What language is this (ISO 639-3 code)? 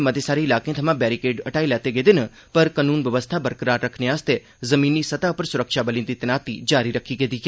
doi